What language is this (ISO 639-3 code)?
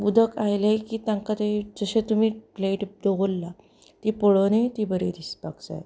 kok